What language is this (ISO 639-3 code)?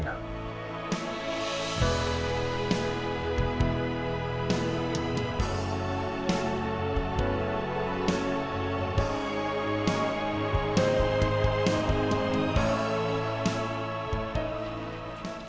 ind